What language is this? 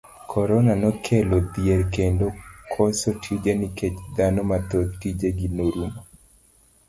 Luo (Kenya and Tanzania)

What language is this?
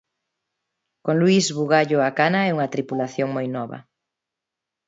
Galician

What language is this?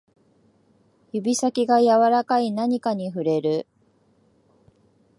Japanese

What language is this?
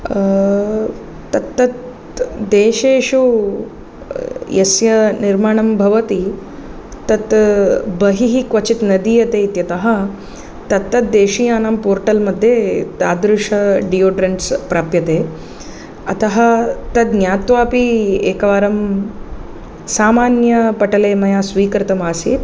Sanskrit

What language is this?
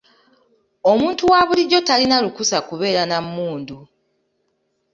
Ganda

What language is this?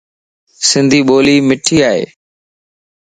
Lasi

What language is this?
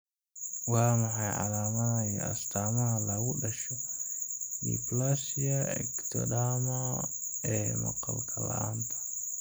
Somali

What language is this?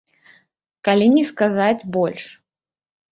Belarusian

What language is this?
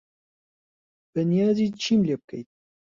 Central Kurdish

